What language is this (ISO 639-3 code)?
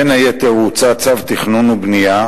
heb